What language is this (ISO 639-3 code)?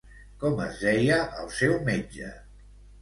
cat